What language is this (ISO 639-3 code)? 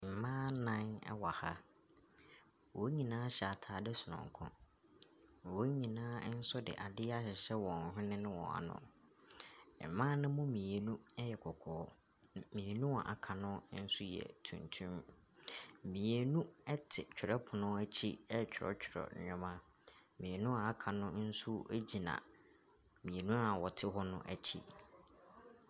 aka